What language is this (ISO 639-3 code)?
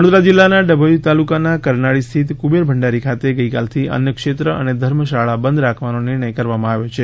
guj